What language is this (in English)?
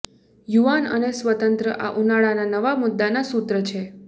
Gujarati